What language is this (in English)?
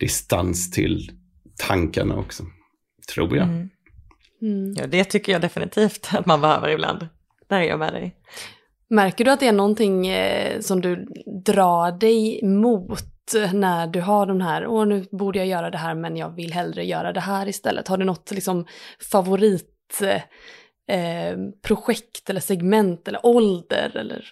Swedish